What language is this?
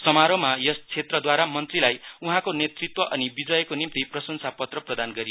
Nepali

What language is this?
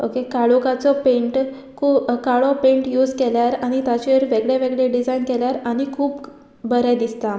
Konkani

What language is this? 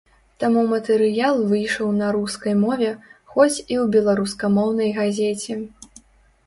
Belarusian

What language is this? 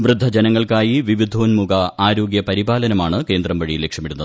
Malayalam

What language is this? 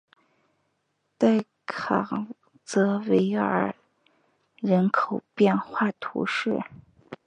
Chinese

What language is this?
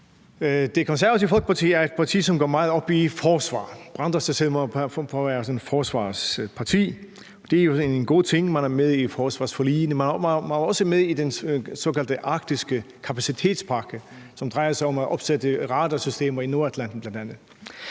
Danish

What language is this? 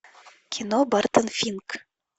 Russian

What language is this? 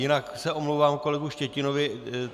Czech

